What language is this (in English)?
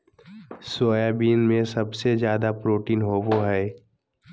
Magahi